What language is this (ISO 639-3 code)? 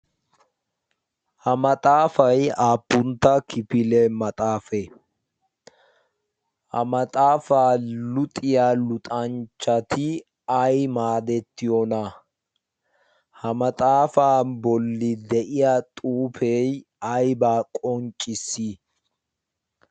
wal